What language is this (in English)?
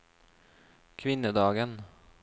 Norwegian